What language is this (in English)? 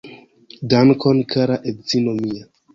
Esperanto